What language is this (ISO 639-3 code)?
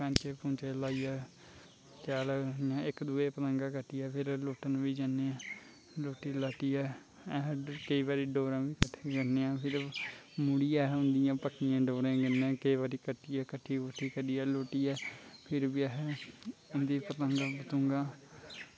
doi